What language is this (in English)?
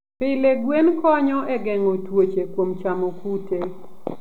Luo (Kenya and Tanzania)